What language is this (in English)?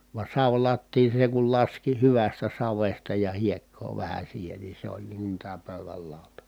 Finnish